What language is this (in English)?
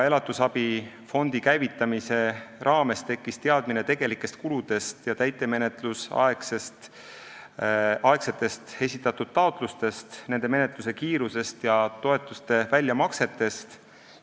Estonian